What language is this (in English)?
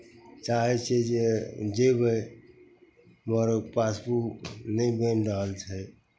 Maithili